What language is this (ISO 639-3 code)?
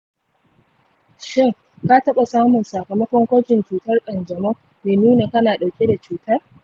hau